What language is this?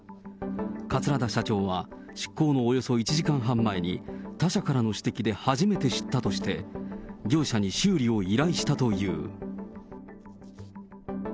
Japanese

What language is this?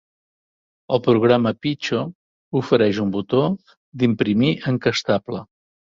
Catalan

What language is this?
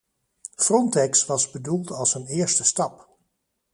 Dutch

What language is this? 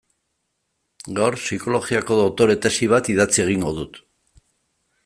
Basque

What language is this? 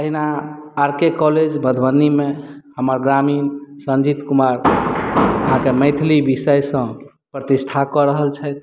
Maithili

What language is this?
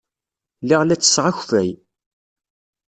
Kabyle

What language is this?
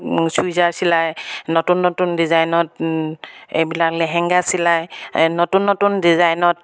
Assamese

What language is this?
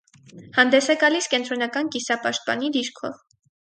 Armenian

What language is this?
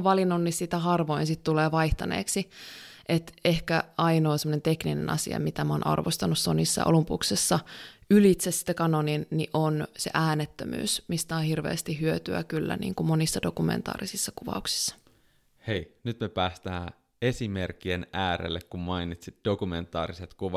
Finnish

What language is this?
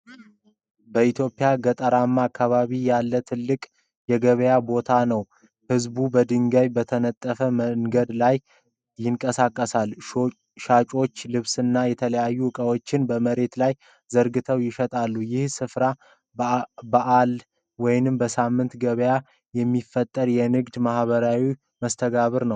Amharic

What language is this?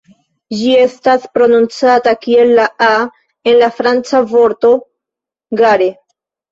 Esperanto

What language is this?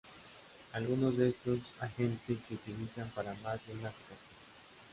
Spanish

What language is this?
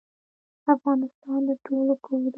Pashto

